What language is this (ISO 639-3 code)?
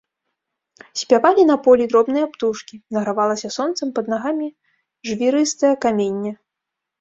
bel